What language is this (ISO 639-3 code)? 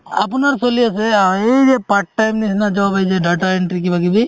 asm